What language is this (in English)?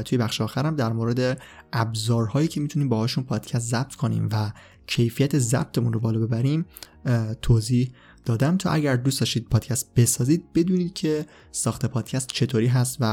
Persian